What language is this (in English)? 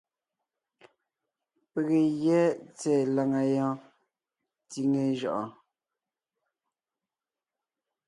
Ngiemboon